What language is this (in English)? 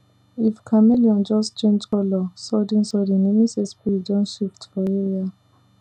Nigerian Pidgin